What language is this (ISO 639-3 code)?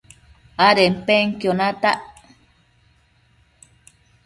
mcf